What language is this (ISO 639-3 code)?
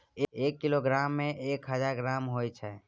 mai